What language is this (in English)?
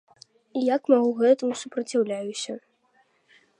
Belarusian